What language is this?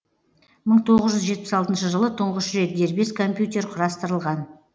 Kazakh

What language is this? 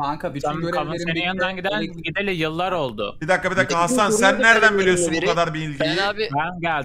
Turkish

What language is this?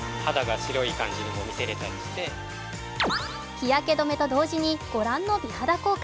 Japanese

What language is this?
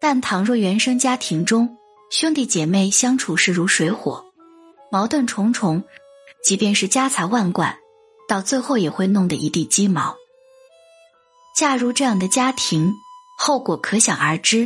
Chinese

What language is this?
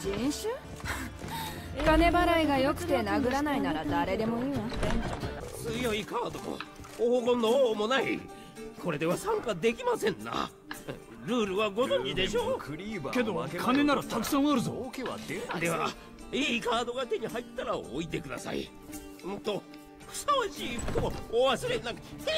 Japanese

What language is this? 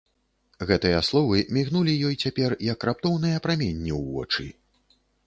Belarusian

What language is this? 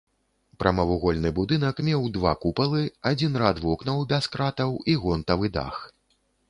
Belarusian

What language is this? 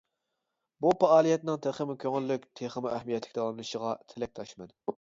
Uyghur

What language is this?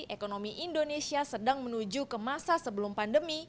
Indonesian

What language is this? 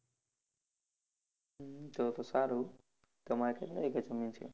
Gujarati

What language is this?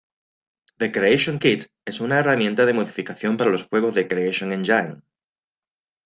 Spanish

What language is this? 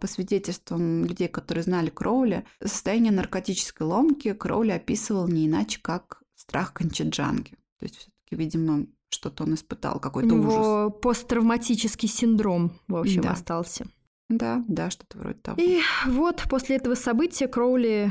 Russian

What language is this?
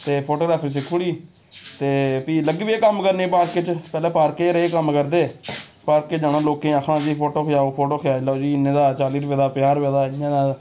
Dogri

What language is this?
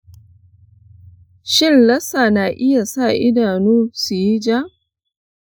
Hausa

